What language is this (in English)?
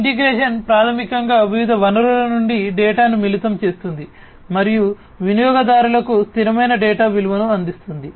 Telugu